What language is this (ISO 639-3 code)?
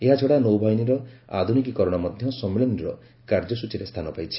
ori